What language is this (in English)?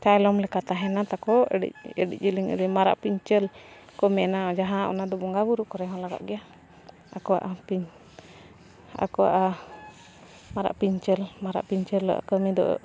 Santali